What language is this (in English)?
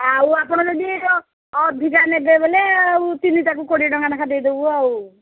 Odia